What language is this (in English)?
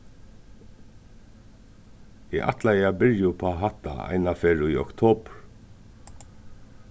Faroese